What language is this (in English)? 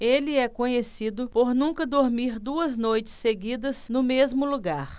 Portuguese